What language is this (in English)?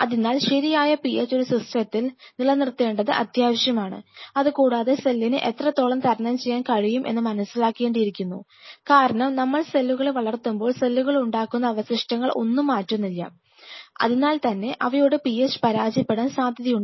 Malayalam